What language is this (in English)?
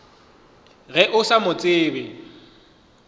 Northern Sotho